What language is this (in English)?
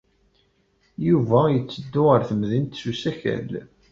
Kabyle